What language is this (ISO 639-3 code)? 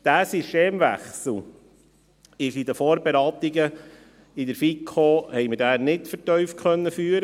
gsw